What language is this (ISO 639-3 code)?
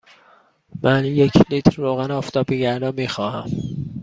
fas